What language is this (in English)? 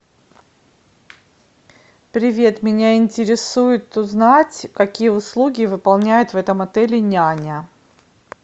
Russian